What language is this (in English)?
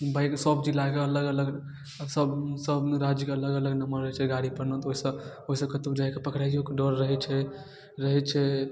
Maithili